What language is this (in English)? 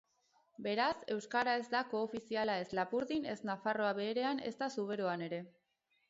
Basque